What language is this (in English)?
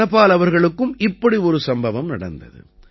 Tamil